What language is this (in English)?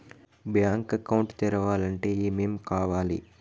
Telugu